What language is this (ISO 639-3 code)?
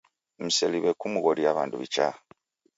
dav